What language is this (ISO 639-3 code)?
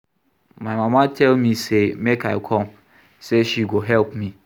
pcm